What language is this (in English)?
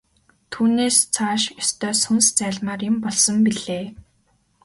Mongolian